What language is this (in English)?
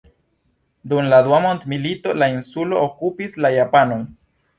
Esperanto